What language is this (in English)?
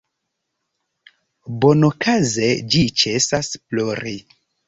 Esperanto